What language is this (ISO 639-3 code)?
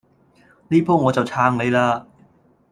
yue